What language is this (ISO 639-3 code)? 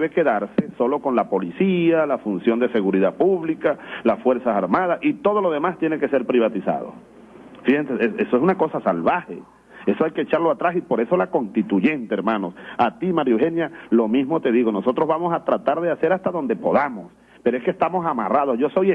spa